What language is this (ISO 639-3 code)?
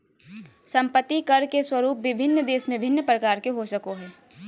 mag